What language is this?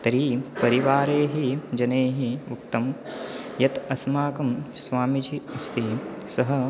Sanskrit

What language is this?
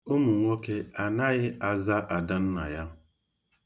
Igbo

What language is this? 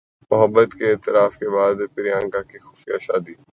Urdu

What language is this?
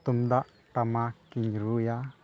Santali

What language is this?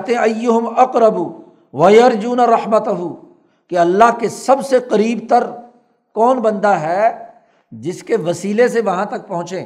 Urdu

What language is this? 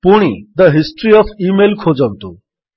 Odia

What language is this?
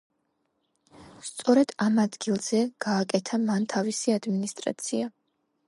Georgian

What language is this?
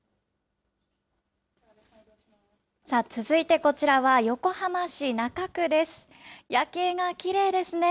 Japanese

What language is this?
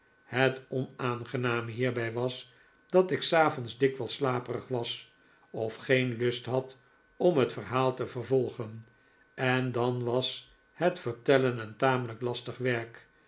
Dutch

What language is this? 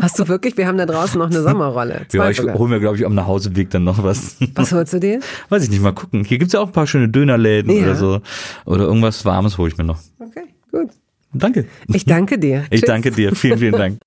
German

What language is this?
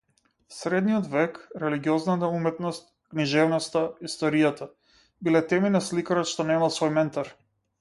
Macedonian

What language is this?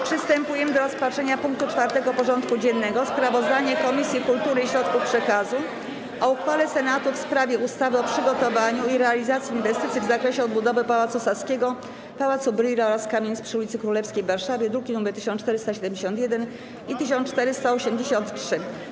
Polish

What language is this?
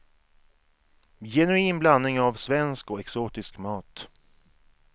Swedish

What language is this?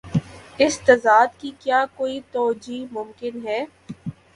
Urdu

